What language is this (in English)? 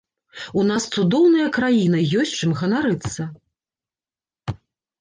Belarusian